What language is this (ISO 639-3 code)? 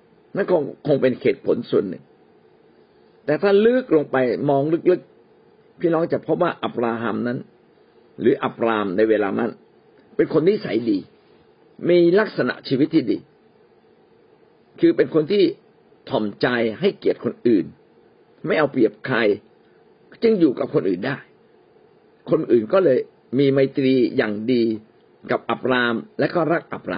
tha